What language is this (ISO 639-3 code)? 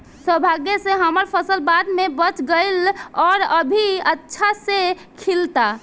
bho